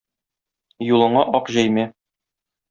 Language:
Tatar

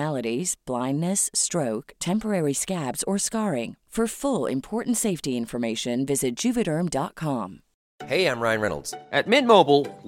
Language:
Filipino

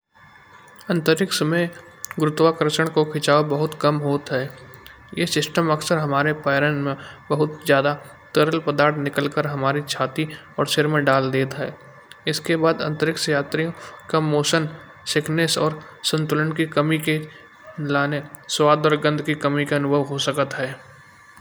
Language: Kanauji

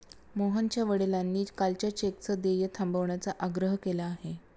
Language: Marathi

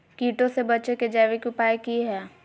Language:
Magahi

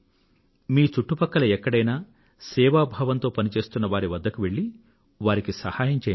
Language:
Telugu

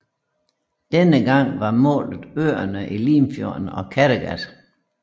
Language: Danish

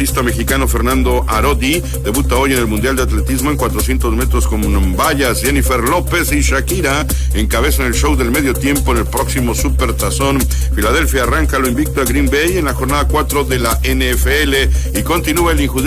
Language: Spanish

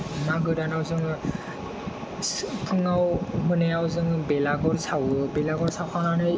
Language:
Bodo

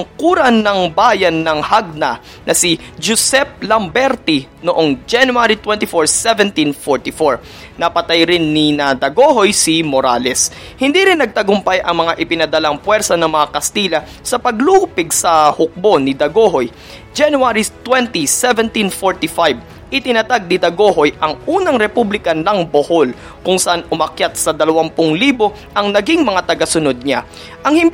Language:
Filipino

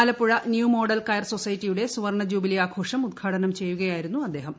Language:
Malayalam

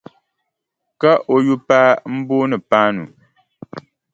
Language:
Dagbani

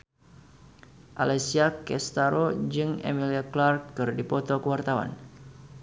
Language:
Sundanese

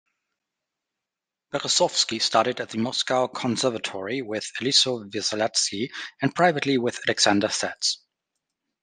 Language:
English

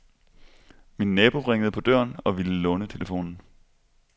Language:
Danish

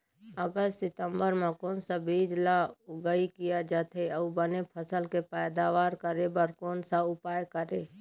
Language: Chhattisgarhi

